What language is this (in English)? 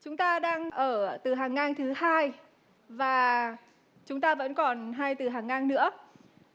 Vietnamese